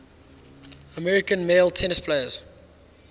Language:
English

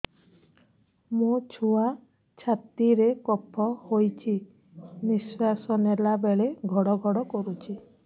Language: Odia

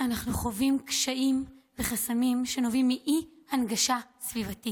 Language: Hebrew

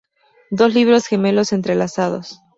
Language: Spanish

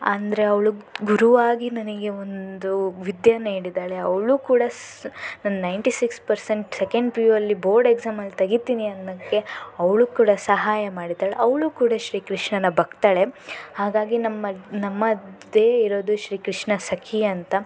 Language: Kannada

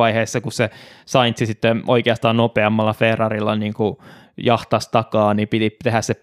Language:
Finnish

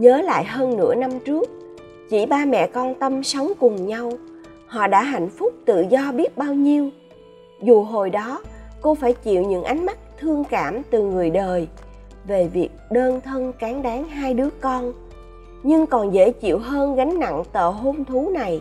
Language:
Vietnamese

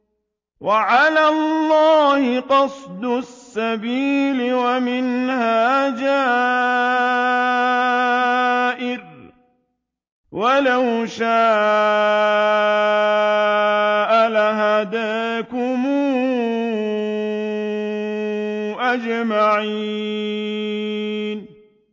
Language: Arabic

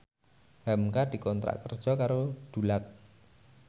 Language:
Javanese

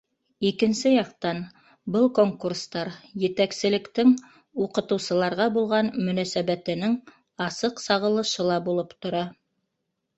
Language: Bashkir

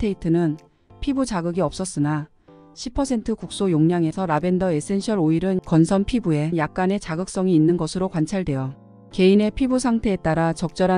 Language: Korean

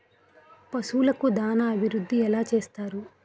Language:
Telugu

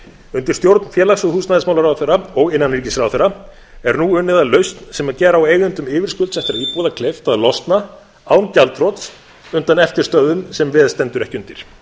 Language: Icelandic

